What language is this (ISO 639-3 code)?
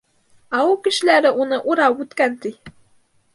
bak